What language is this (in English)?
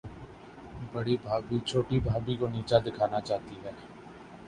Urdu